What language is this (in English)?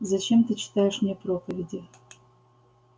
Russian